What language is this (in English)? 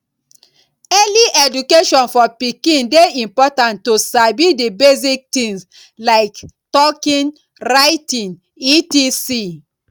Nigerian Pidgin